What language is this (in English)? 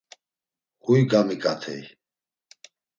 Laz